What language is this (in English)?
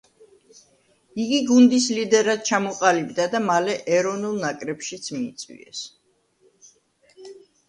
Georgian